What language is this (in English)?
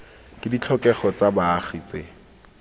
Tswana